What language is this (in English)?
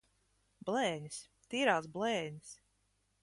Latvian